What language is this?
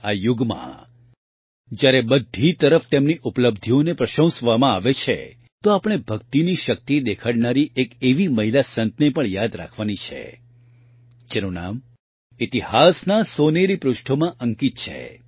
Gujarati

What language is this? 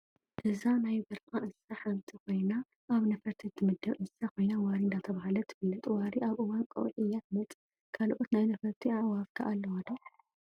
Tigrinya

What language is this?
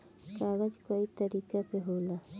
Bhojpuri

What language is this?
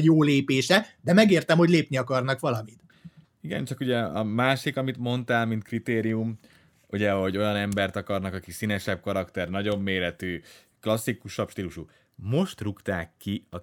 Hungarian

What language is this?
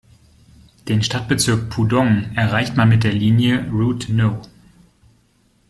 German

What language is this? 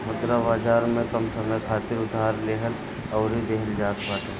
Bhojpuri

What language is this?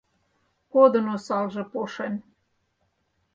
Mari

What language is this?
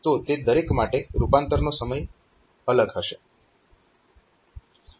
Gujarati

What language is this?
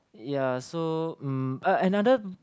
English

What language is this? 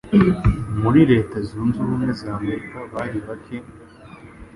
Kinyarwanda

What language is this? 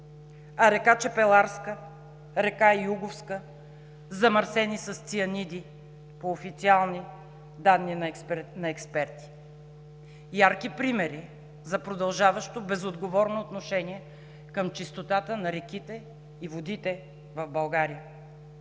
Bulgarian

